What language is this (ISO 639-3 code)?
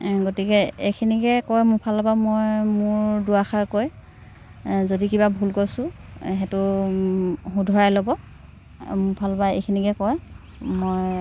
asm